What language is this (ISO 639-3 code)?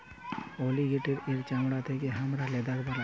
ben